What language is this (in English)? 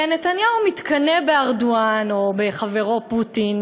Hebrew